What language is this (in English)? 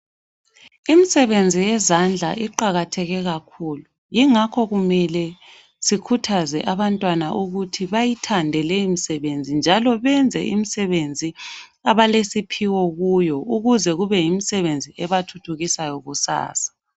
North Ndebele